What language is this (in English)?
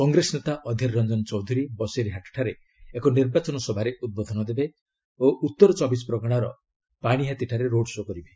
Odia